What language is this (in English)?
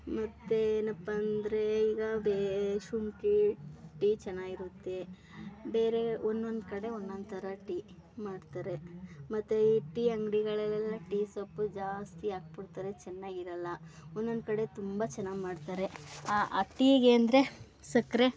Kannada